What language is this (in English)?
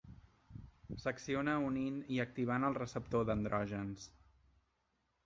Catalan